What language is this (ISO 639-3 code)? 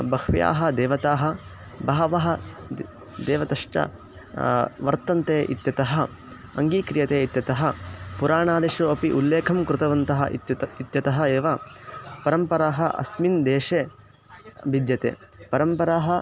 san